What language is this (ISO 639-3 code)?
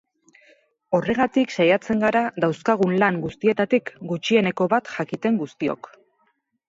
eus